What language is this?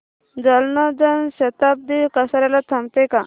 Marathi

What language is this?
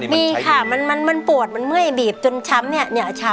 Thai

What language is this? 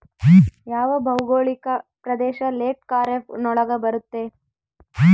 Kannada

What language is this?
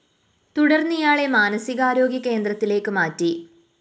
Malayalam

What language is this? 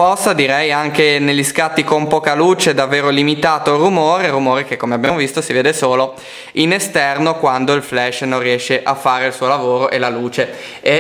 Italian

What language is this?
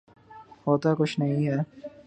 Urdu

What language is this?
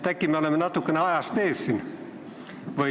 Estonian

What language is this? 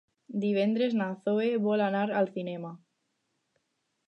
Catalan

